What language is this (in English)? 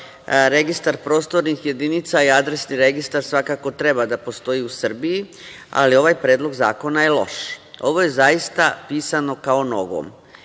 Serbian